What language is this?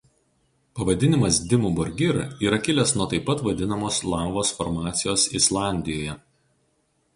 Lithuanian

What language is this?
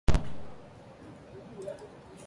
English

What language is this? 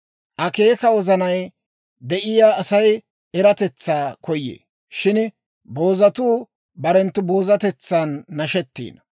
Dawro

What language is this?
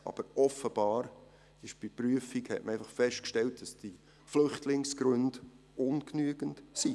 Swiss German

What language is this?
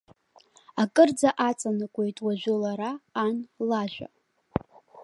Abkhazian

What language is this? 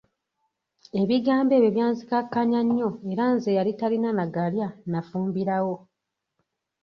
Ganda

